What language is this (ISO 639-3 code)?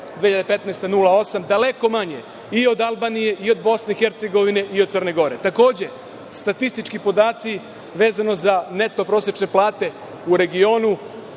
srp